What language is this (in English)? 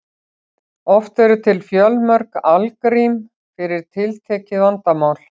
Icelandic